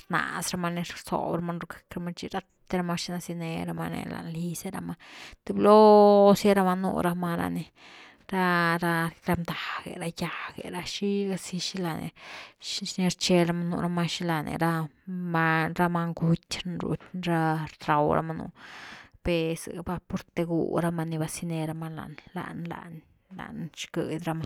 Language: Güilá Zapotec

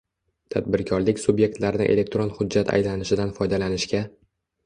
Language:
Uzbek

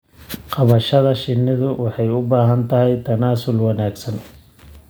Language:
Somali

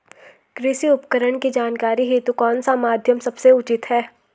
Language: Hindi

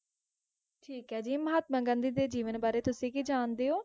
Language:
Punjabi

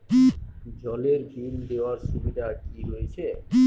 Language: Bangla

